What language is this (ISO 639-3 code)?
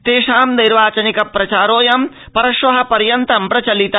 san